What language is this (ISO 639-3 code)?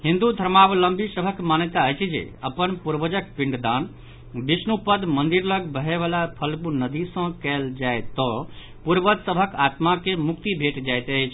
mai